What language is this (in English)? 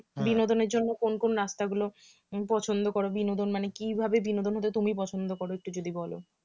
Bangla